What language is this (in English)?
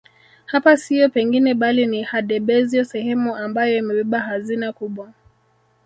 Swahili